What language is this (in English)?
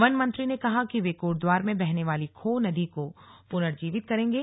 Hindi